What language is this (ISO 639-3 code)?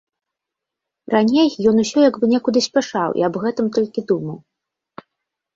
bel